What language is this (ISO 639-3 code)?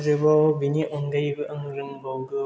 brx